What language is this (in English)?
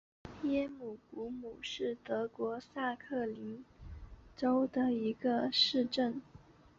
Chinese